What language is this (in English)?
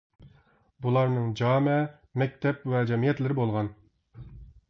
Uyghur